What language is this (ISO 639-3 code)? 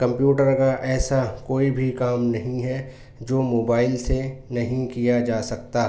urd